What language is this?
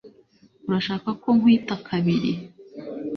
Kinyarwanda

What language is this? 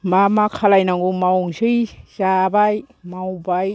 Bodo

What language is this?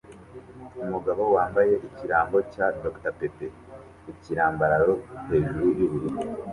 Kinyarwanda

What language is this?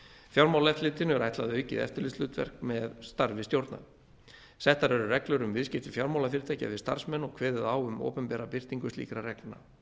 Icelandic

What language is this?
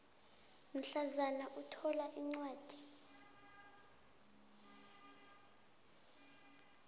South Ndebele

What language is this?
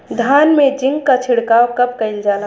Bhojpuri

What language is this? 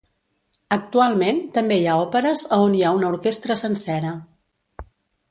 Catalan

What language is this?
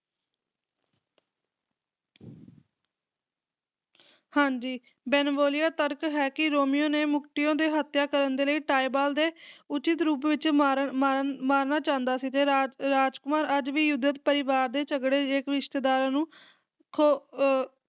Punjabi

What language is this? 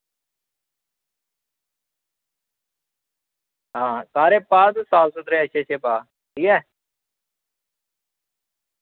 Dogri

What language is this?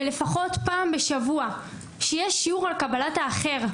Hebrew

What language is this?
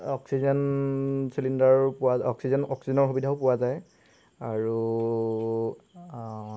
Assamese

